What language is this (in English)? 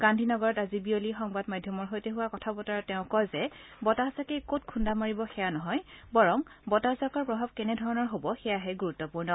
Assamese